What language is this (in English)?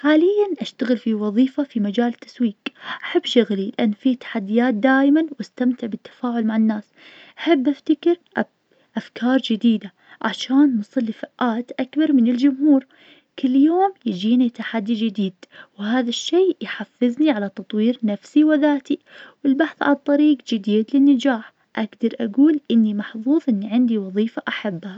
Najdi Arabic